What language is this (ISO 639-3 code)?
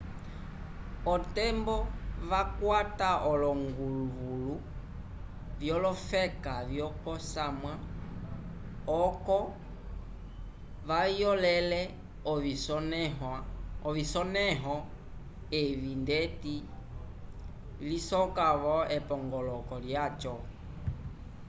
umb